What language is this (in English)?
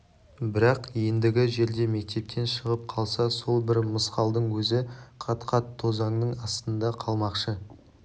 Kazakh